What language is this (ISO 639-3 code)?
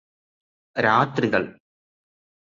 mal